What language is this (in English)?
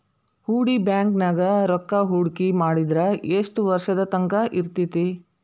Kannada